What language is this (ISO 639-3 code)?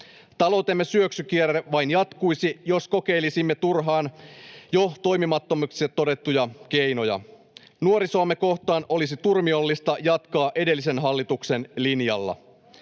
fin